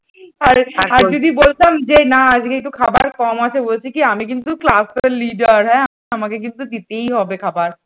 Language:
Bangla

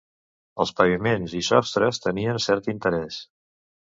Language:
Catalan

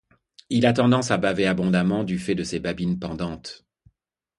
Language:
French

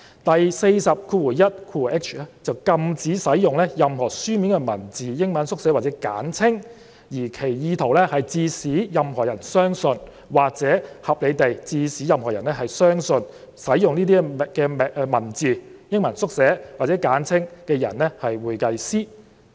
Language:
Cantonese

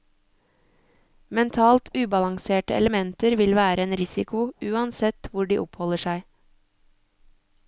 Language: Norwegian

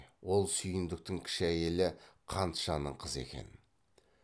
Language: Kazakh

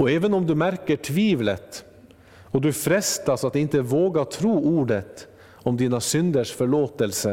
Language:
Swedish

